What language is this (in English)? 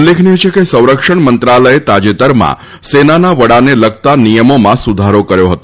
Gujarati